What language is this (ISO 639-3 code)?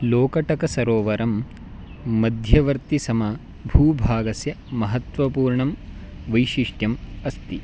san